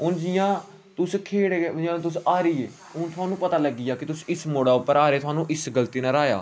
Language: Dogri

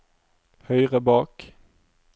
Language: Norwegian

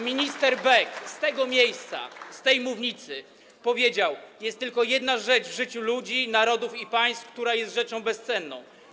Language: Polish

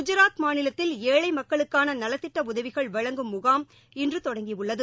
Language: Tamil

